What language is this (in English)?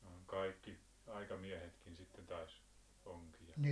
Finnish